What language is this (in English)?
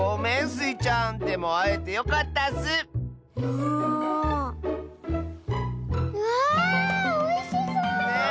Japanese